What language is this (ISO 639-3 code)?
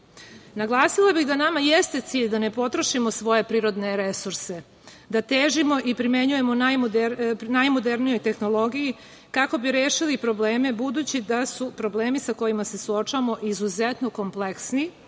srp